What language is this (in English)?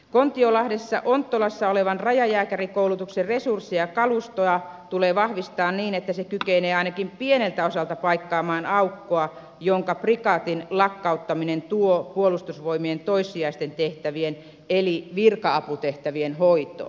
Finnish